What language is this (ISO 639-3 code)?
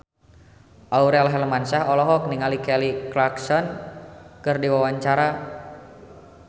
sun